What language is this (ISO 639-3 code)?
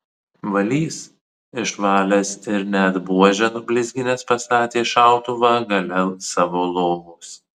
lit